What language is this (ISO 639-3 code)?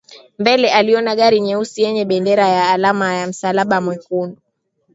swa